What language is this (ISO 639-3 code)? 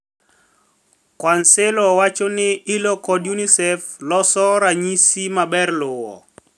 luo